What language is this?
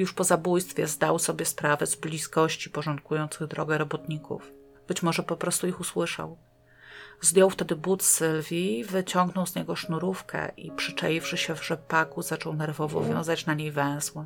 Polish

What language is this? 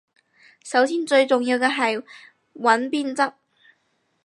Cantonese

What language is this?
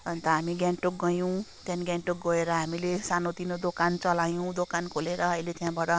Nepali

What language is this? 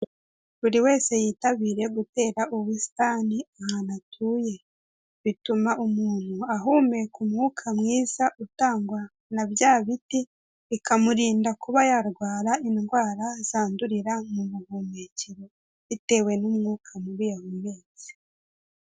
Kinyarwanda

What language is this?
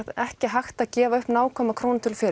Icelandic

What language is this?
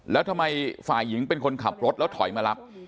Thai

